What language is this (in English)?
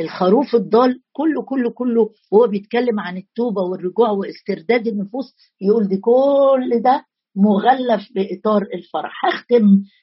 Arabic